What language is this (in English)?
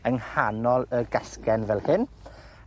Welsh